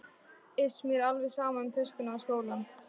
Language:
Icelandic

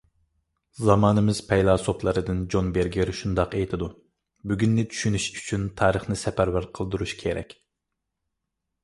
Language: Uyghur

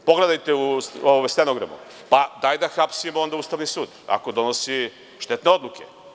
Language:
Serbian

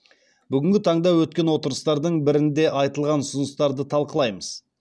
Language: Kazakh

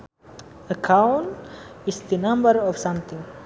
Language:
Sundanese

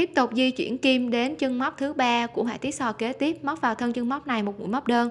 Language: Vietnamese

